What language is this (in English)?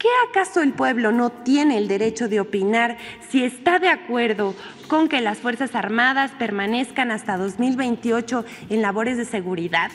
Spanish